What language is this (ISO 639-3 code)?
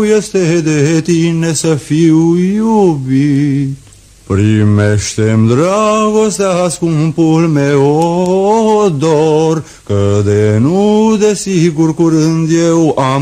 ron